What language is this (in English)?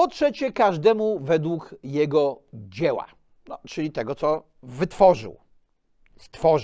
Polish